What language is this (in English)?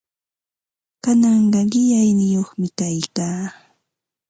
Ambo-Pasco Quechua